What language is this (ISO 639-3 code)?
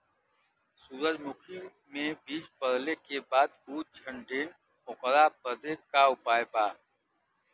bho